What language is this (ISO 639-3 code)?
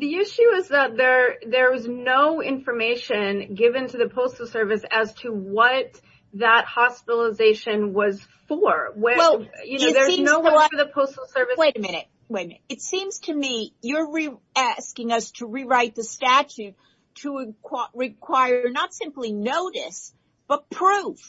eng